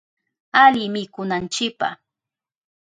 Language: Southern Pastaza Quechua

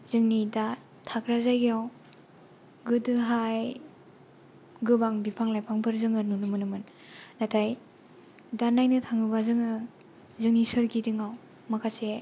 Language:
Bodo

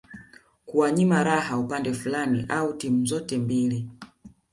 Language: Swahili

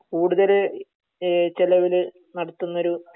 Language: Malayalam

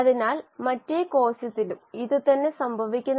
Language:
Malayalam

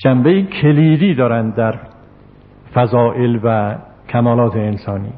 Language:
Persian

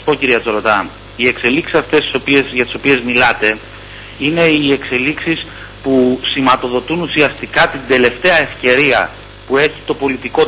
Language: Greek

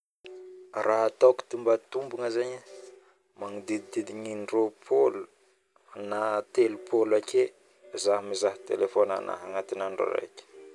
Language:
Northern Betsimisaraka Malagasy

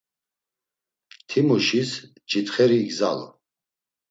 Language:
Laz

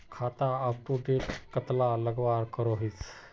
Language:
Magahi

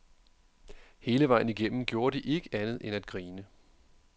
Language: Danish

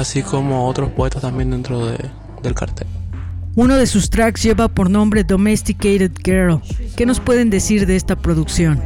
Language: Spanish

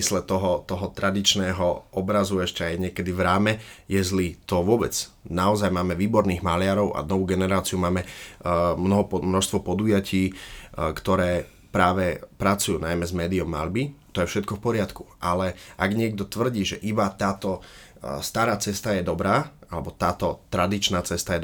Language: Slovak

